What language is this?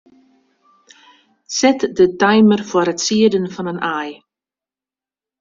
Western Frisian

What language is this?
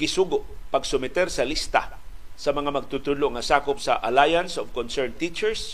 Filipino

